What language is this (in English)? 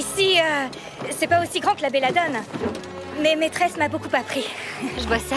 French